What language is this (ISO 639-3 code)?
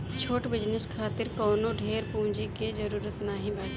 bho